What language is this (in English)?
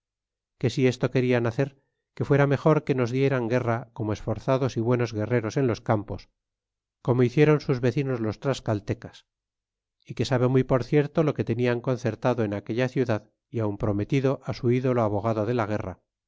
Spanish